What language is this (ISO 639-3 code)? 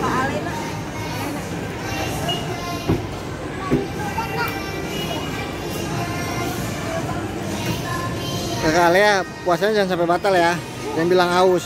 ind